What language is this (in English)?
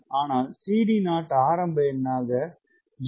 Tamil